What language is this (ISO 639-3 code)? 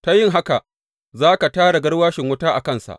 hau